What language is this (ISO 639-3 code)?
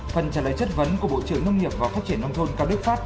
vie